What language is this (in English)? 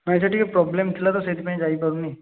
Odia